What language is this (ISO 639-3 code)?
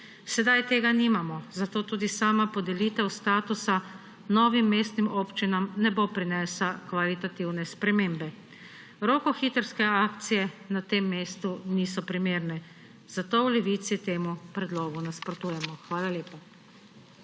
slv